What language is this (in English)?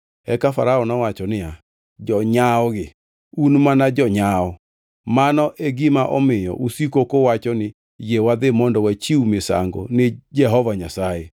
Luo (Kenya and Tanzania)